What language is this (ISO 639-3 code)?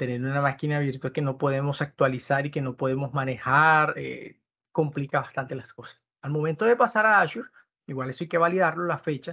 spa